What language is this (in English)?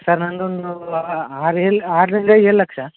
Kannada